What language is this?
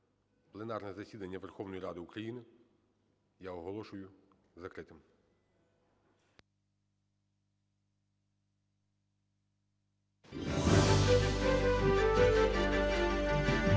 Ukrainian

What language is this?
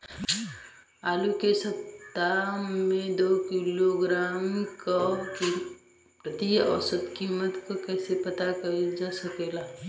Bhojpuri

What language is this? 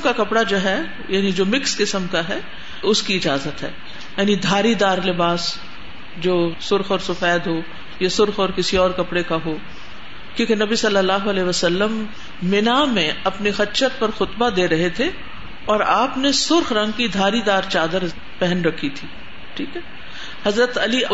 Urdu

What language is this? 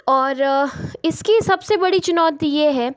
Hindi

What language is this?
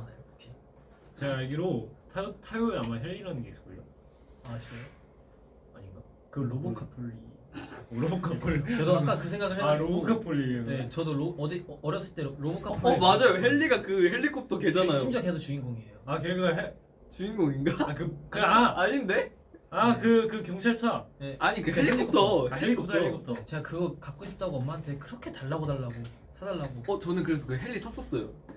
Korean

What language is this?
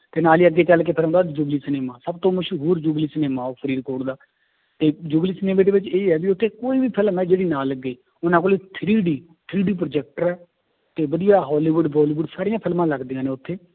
Punjabi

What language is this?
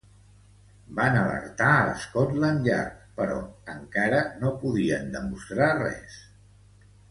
Catalan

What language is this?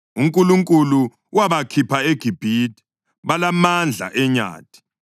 North Ndebele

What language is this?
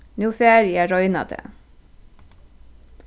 Faroese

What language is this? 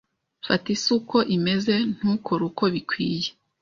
Kinyarwanda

